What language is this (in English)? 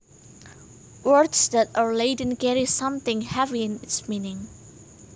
Javanese